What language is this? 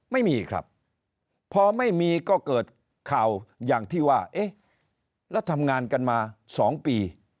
Thai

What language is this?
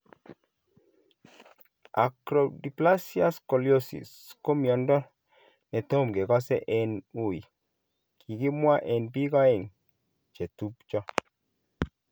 Kalenjin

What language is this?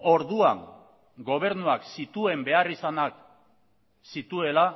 Basque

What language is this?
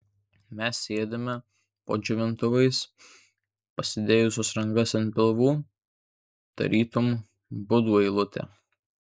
Lithuanian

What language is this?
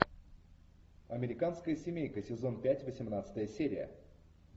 Russian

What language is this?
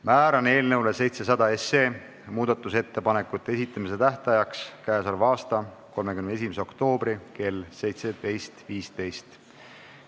Estonian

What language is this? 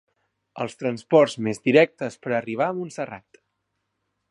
Catalan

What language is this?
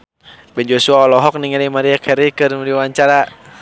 Sundanese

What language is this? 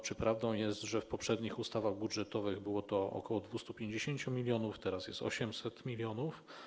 Polish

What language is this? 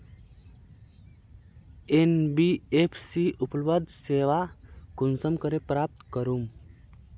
Magahi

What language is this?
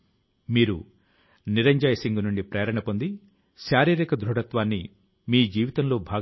Telugu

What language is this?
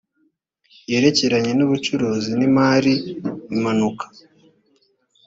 Kinyarwanda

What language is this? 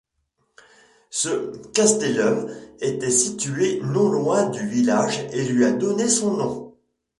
French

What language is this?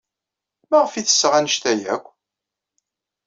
Kabyle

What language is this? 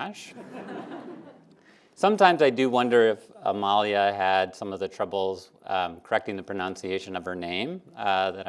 English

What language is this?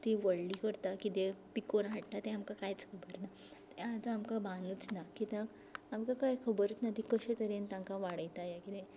Konkani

